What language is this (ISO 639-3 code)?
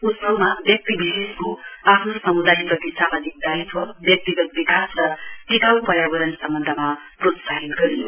nep